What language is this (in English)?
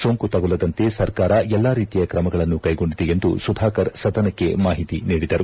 Kannada